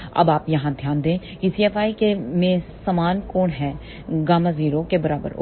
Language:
Hindi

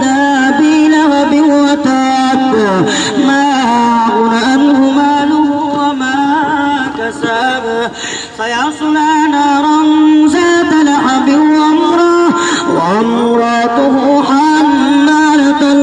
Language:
Arabic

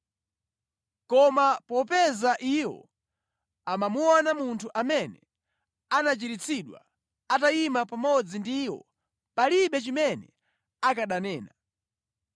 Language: Nyanja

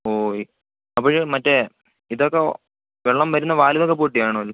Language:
Malayalam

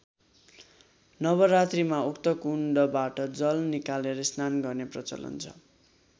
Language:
Nepali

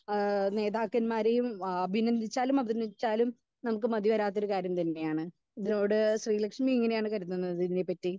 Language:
Malayalam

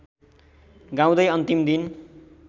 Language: Nepali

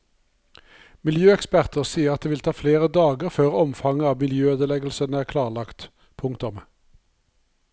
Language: Norwegian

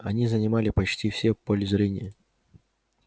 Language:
Russian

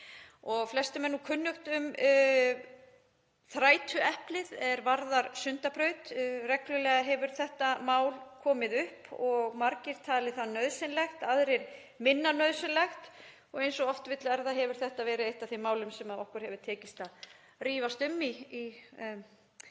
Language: Icelandic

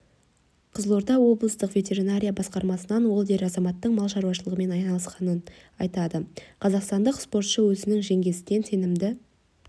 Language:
Kazakh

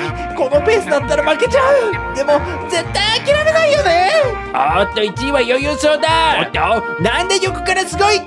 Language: Japanese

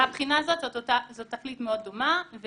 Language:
Hebrew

